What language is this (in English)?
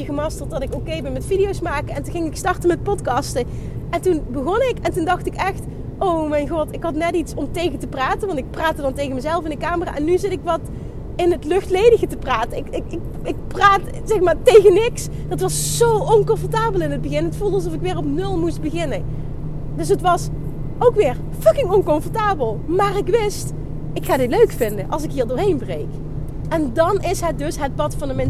Dutch